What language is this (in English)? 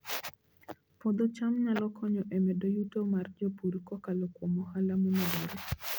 Luo (Kenya and Tanzania)